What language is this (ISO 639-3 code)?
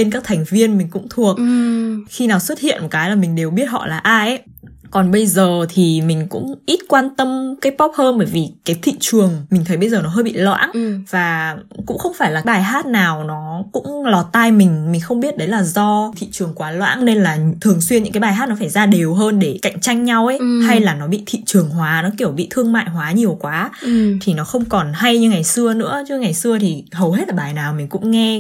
vie